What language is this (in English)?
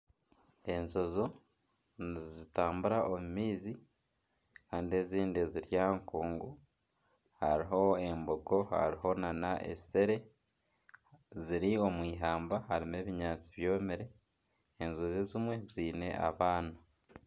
Nyankole